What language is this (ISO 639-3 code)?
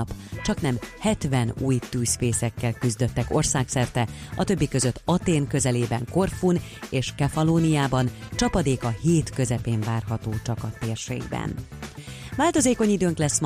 hun